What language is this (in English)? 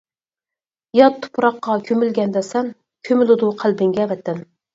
Uyghur